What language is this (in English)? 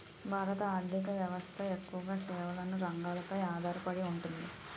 Telugu